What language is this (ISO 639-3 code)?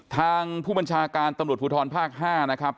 tha